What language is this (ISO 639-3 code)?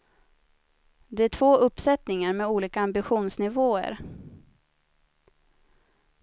swe